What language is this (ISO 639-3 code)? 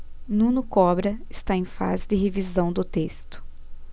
por